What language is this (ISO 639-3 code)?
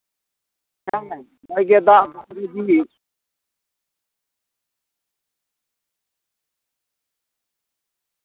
sat